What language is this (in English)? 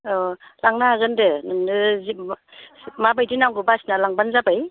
Bodo